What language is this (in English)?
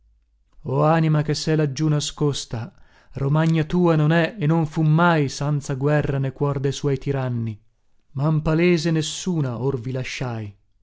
Italian